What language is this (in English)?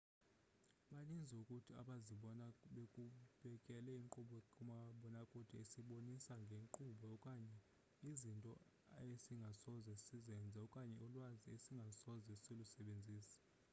Xhosa